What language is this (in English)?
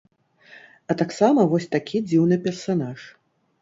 Belarusian